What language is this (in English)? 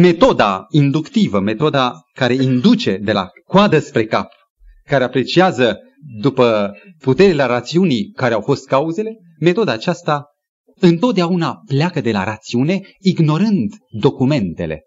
Romanian